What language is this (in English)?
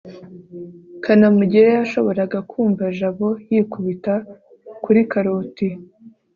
Kinyarwanda